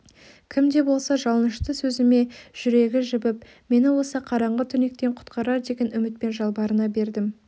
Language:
Kazakh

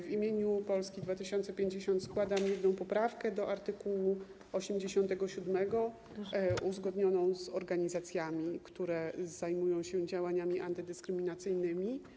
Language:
Polish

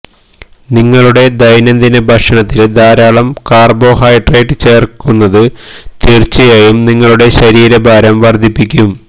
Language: Malayalam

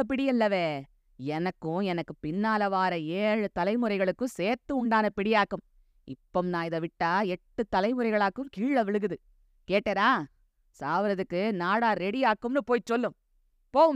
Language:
Tamil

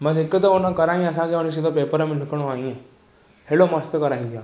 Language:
Sindhi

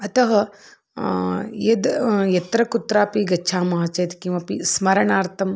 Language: Sanskrit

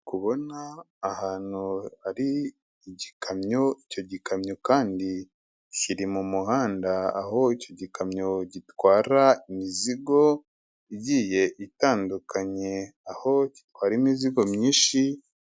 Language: Kinyarwanda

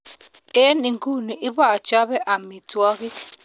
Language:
Kalenjin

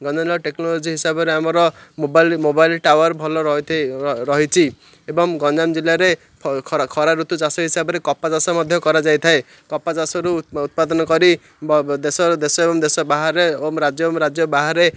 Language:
Odia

